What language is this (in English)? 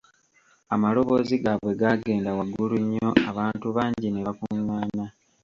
Ganda